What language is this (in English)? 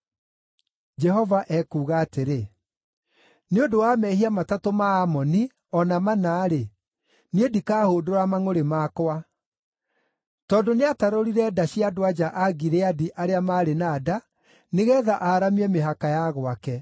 Kikuyu